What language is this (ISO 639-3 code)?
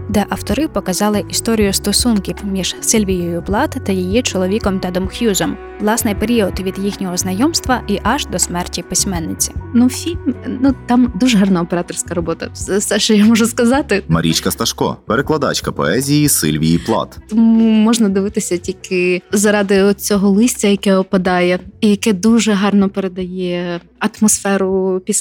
ukr